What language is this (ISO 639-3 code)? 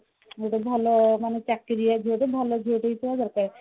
ori